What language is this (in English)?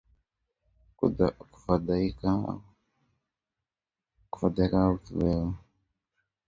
Swahili